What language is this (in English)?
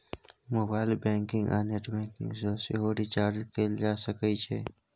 Maithili